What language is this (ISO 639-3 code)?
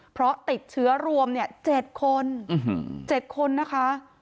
tha